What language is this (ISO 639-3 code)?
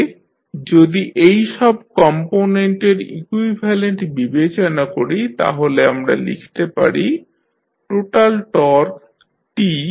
ben